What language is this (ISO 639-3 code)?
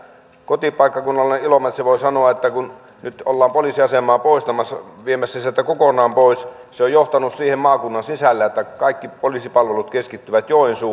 fin